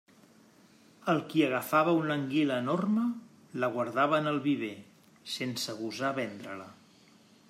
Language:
Catalan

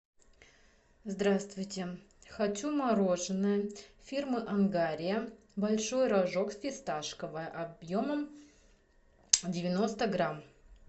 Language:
Russian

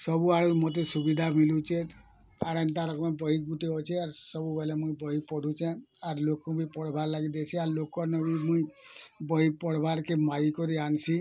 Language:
Odia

